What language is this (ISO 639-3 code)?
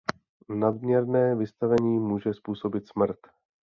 ces